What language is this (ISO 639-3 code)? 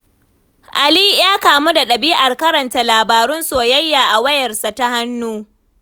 hau